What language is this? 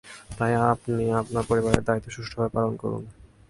Bangla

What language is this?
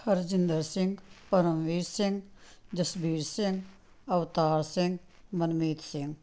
Punjabi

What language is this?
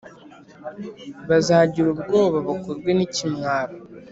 Kinyarwanda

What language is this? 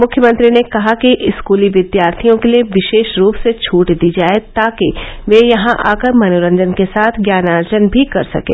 Hindi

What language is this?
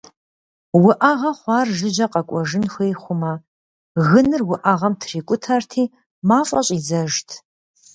Kabardian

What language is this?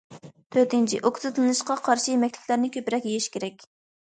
Uyghur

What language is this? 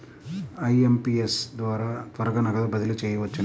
Telugu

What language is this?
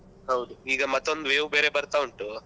Kannada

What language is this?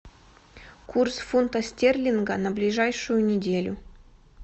Russian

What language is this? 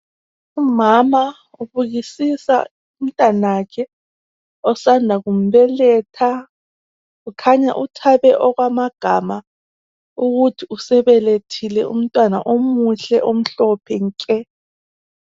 North Ndebele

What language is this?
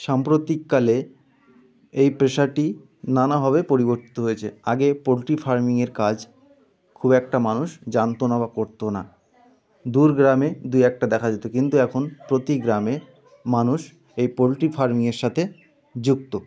Bangla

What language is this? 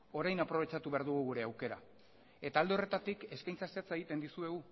Basque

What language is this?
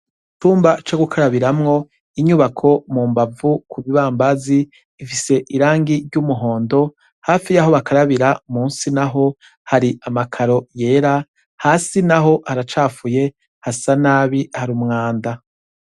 Rundi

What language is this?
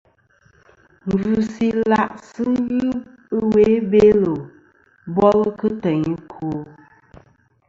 Kom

